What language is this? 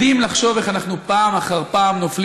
Hebrew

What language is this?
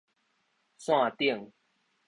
Min Nan Chinese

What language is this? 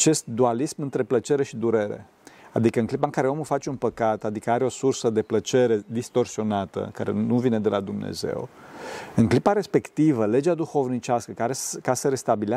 Romanian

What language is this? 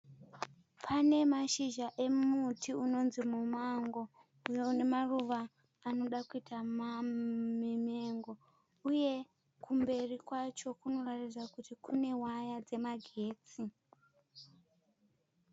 Shona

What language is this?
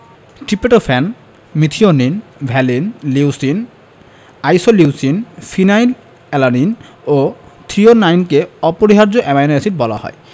Bangla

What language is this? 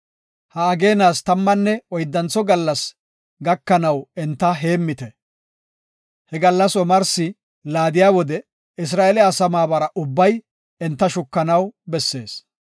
Gofa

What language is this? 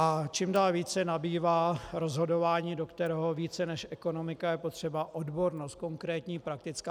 Czech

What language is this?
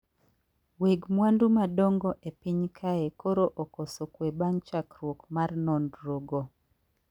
Luo (Kenya and Tanzania)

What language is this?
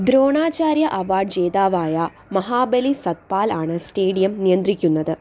Malayalam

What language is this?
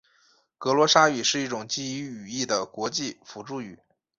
Chinese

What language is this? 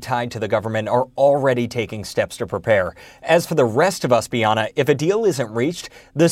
English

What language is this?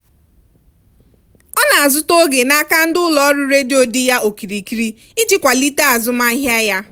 Igbo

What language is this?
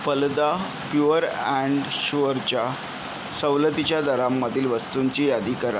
Marathi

